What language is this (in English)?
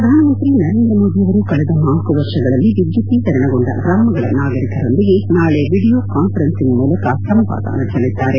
Kannada